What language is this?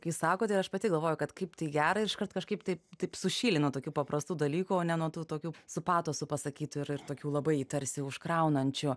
Lithuanian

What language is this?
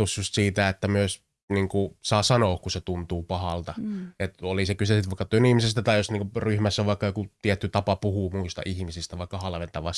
Finnish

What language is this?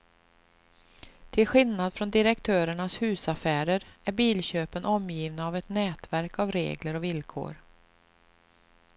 Swedish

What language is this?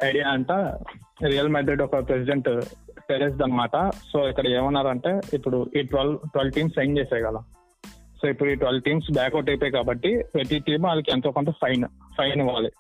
Telugu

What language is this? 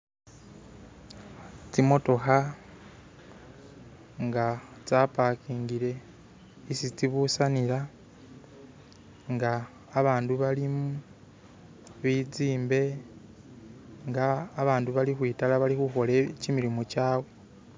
Masaaba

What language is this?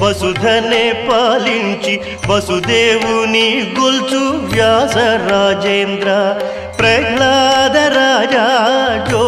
Romanian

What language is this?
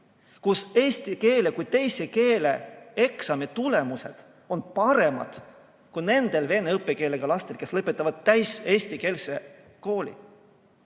Estonian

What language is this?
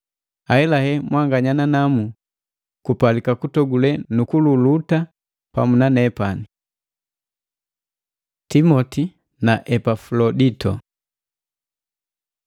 Matengo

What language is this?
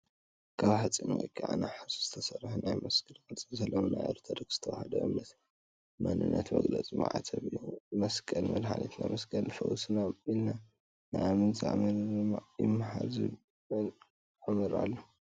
Tigrinya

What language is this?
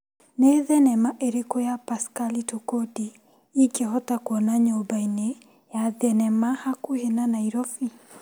Kikuyu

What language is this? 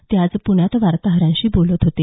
Marathi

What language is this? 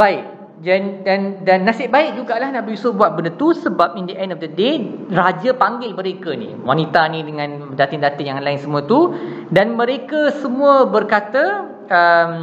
Malay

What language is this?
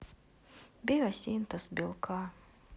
Russian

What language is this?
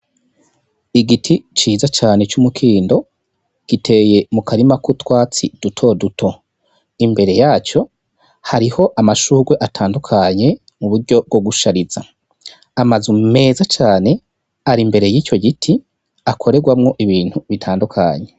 Rundi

